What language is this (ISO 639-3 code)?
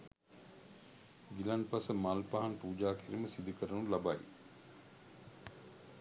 sin